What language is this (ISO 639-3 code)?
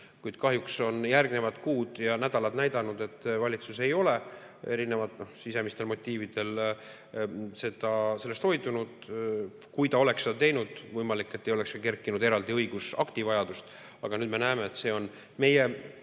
est